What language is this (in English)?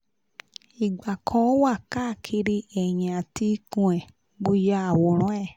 Yoruba